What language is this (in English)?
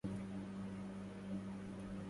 Arabic